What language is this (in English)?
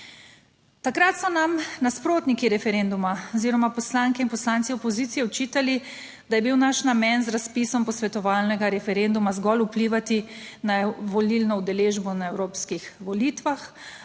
Slovenian